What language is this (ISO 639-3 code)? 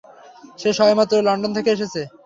ben